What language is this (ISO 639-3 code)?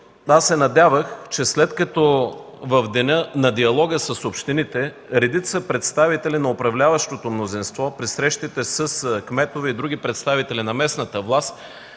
bul